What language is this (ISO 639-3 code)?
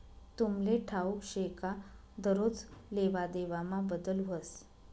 mar